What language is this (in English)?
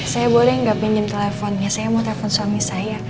Indonesian